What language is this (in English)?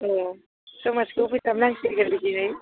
Bodo